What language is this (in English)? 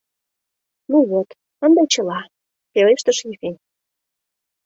Mari